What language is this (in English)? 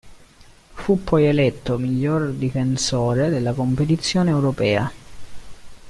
Italian